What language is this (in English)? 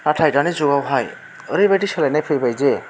Bodo